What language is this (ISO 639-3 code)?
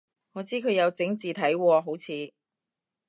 yue